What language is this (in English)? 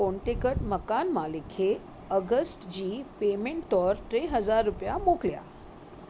Sindhi